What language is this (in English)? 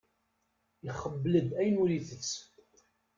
Kabyle